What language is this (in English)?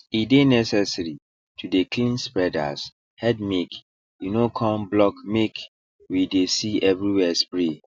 Nigerian Pidgin